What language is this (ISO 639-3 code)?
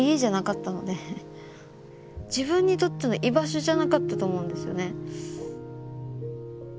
jpn